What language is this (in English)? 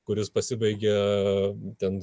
Lithuanian